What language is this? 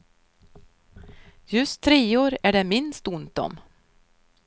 Swedish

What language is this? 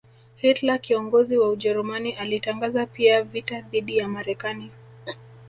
Swahili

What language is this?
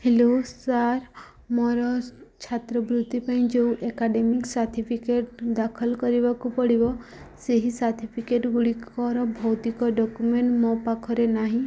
Odia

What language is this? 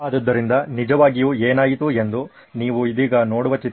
Kannada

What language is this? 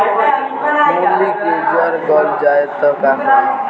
Bhojpuri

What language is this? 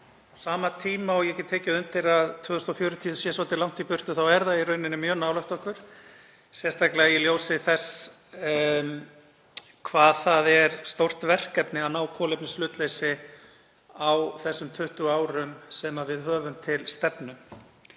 Icelandic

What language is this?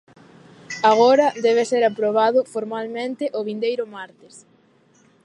Galician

